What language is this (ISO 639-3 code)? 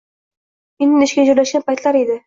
uzb